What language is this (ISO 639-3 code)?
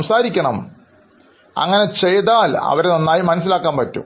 mal